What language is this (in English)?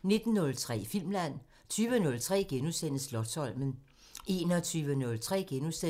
Danish